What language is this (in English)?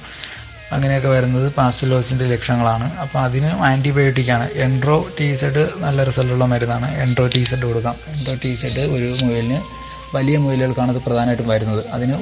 Malayalam